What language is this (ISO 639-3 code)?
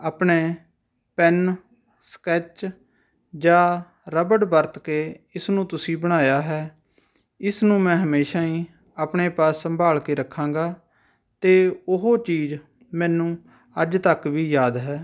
pan